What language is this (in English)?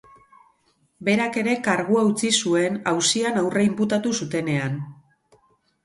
Basque